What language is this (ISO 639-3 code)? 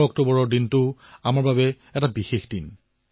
asm